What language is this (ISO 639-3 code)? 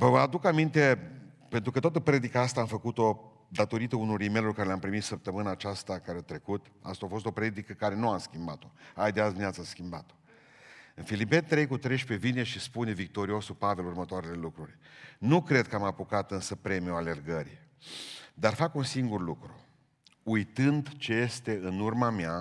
ron